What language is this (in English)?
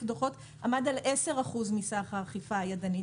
Hebrew